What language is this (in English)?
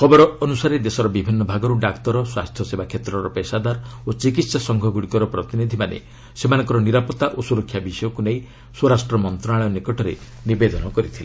Odia